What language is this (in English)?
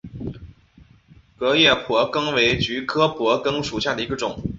Chinese